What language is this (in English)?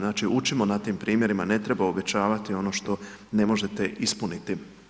Croatian